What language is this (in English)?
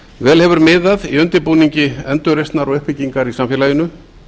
Icelandic